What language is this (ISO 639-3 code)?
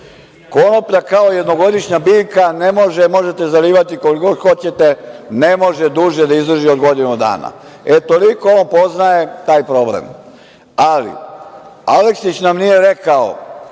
srp